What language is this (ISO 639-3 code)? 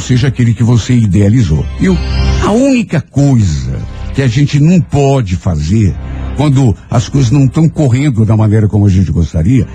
por